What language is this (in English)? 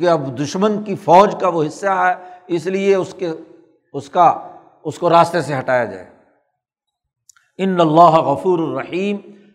Urdu